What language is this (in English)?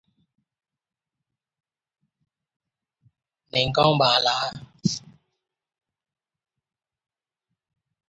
English